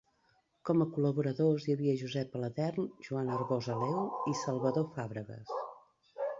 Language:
Catalan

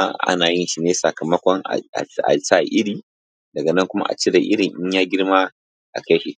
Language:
Hausa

